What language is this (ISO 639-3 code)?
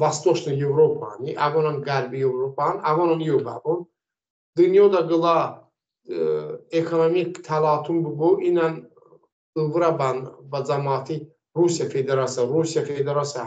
fas